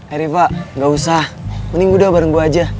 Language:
Indonesian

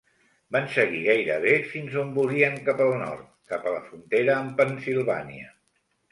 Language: Catalan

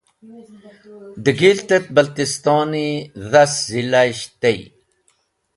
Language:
Wakhi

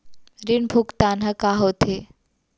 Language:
Chhattisgarhi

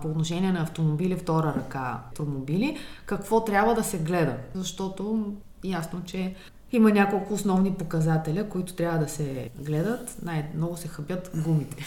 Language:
Bulgarian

